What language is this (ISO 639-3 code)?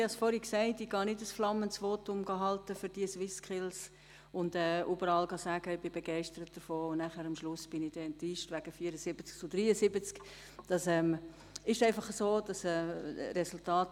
gsw